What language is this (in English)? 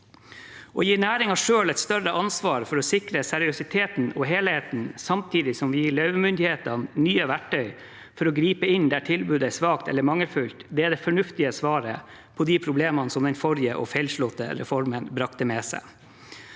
Norwegian